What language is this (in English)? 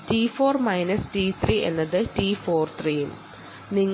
Malayalam